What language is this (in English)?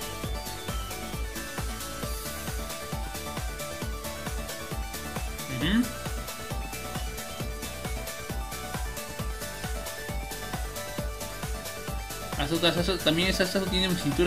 Spanish